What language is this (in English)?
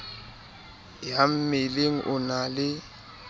Southern Sotho